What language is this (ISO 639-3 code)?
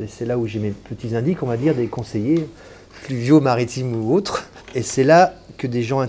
fra